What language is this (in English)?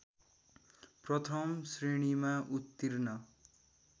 Nepali